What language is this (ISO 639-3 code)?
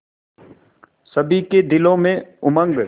hin